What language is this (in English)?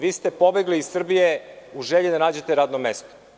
Serbian